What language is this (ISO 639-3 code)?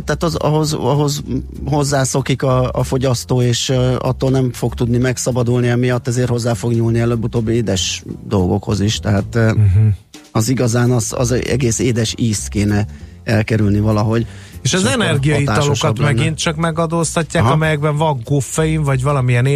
hun